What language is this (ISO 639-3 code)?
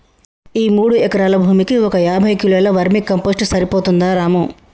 tel